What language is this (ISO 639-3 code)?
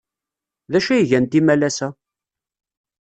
kab